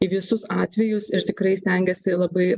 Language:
Lithuanian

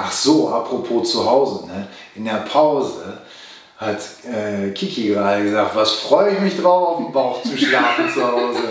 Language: German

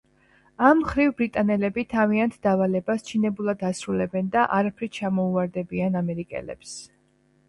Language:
Georgian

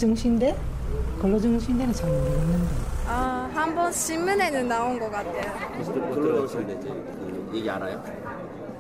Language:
Korean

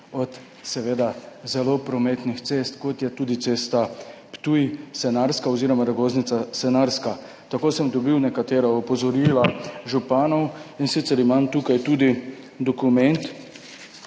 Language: Slovenian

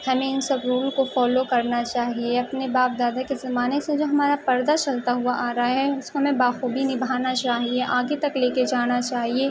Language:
Urdu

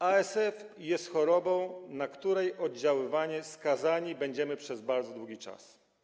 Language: Polish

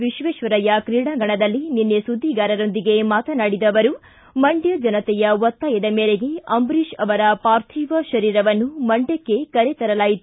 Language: Kannada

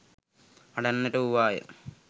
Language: Sinhala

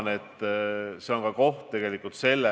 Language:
Estonian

